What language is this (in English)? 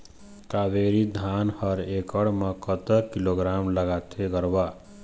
Chhattisgarhi